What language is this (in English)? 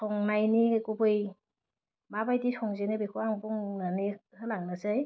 Bodo